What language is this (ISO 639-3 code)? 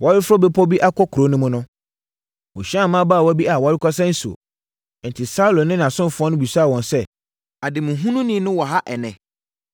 aka